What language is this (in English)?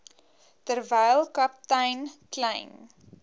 Afrikaans